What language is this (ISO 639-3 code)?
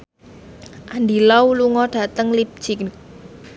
jav